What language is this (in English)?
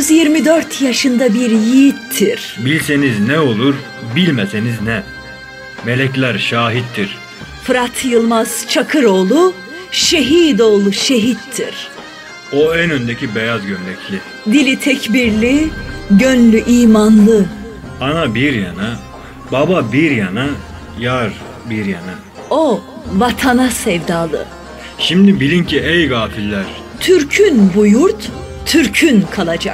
Turkish